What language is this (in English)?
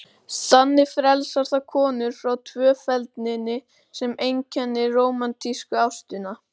Icelandic